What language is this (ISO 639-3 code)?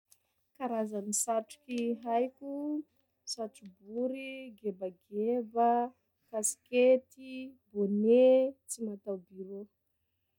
skg